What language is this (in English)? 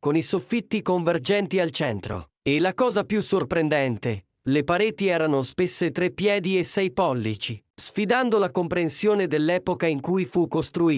Italian